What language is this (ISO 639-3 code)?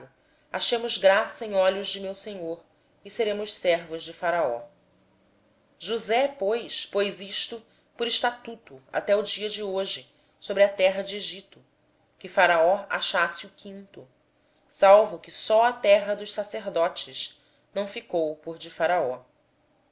por